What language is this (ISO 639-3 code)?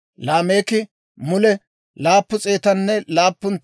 dwr